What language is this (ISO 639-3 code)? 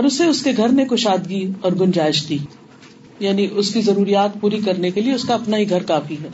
urd